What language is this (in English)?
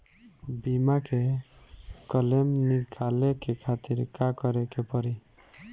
Bhojpuri